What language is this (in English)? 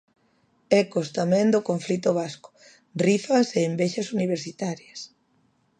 Galician